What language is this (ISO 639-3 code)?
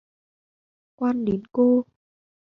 vie